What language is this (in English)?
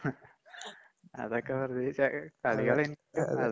Malayalam